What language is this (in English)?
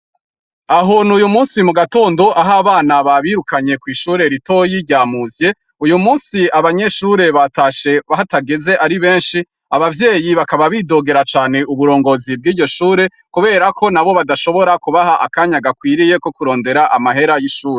Rundi